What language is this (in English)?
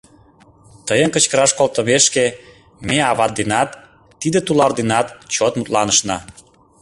Mari